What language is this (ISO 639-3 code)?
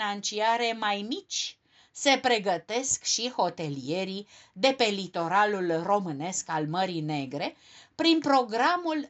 ron